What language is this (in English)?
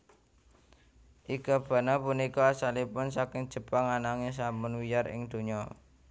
Javanese